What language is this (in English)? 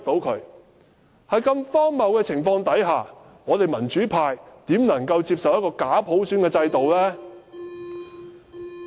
Cantonese